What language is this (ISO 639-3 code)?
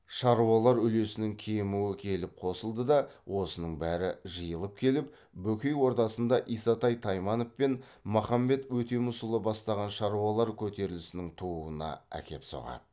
kaz